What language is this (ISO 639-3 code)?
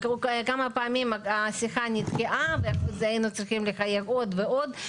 heb